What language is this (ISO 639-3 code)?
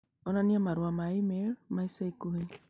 kik